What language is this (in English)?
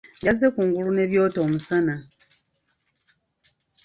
Ganda